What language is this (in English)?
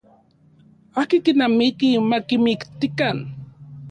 Central Puebla Nahuatl